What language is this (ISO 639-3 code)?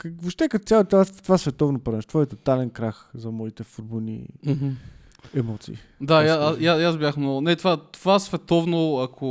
bul